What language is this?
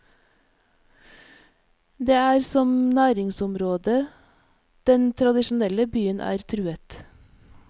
Norwegian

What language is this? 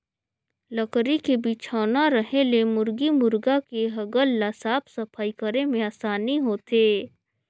Chhattisgarhi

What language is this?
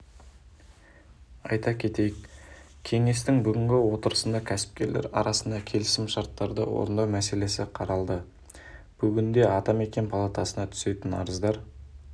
Kazakh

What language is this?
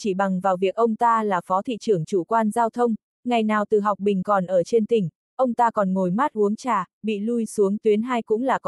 Vietnamese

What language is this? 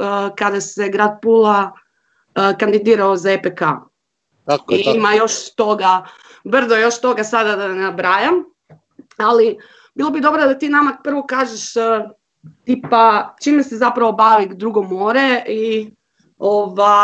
Croatian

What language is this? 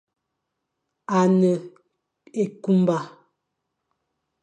Fang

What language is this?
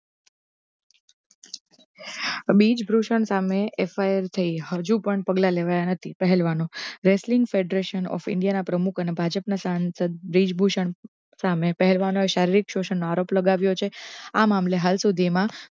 Gujarati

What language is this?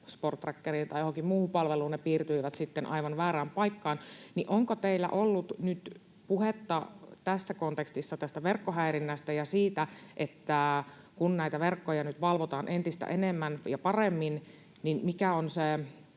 Finnish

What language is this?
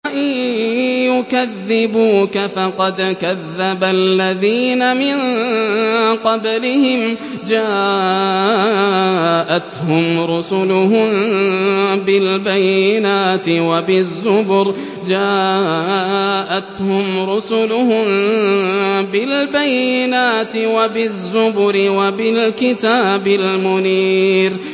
Arabic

